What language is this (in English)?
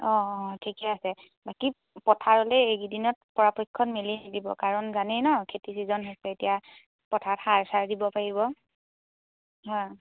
Assamese